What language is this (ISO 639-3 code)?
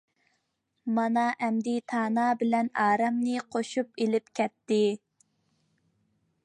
uig